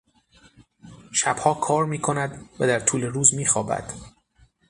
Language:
Persian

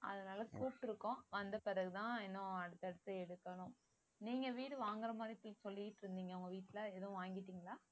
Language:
Tamil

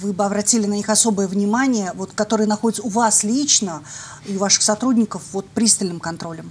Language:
Russian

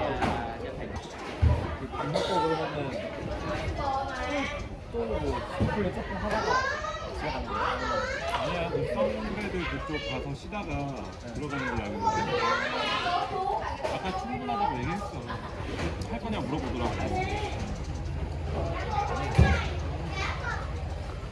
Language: Korean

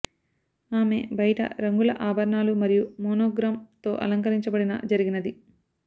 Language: Telugu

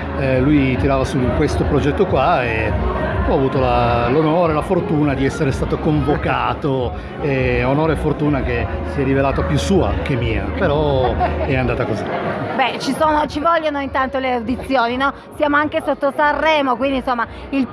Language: Italian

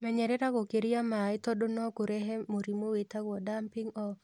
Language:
Kikuyu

